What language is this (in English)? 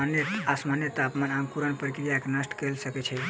Maithili